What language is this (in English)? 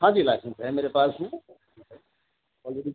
Urdu